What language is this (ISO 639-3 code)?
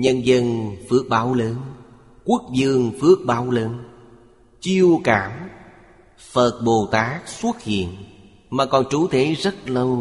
vie